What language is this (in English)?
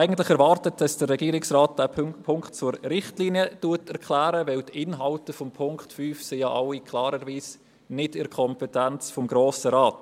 Swiss German